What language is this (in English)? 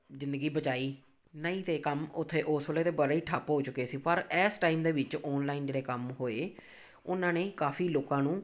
Punjabi